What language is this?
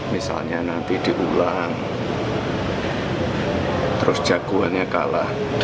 Indonesian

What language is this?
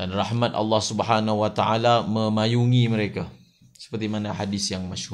Malay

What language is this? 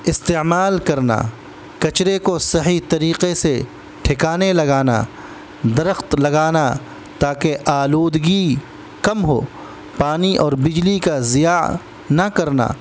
Urdu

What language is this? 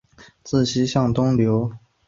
Chinese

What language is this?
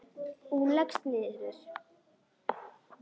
Icelandic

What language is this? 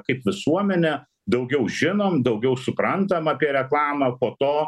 Lithuanian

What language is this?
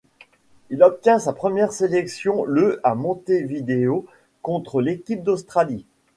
French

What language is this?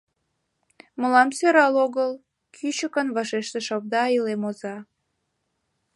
Mari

